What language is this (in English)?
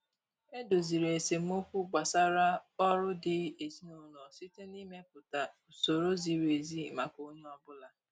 Igbo